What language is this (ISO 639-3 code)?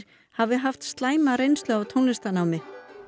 isl